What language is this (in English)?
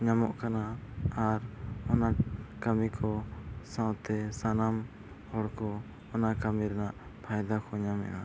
Santali